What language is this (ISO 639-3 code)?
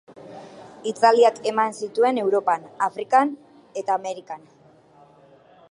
eus